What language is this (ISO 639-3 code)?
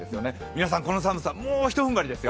jpn